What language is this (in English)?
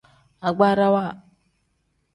Tem